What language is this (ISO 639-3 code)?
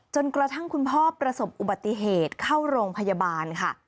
tha